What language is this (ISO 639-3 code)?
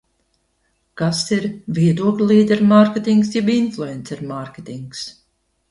lav